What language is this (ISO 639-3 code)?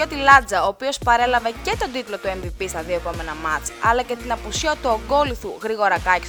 ell